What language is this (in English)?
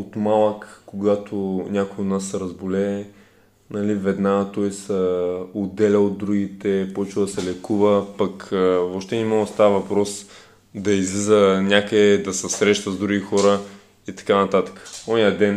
Bulgarian